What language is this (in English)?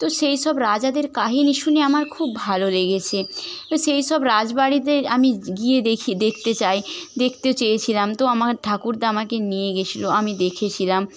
Bangla